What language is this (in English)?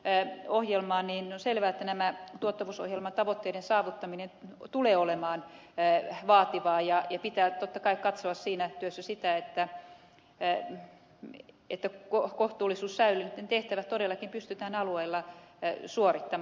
Finnish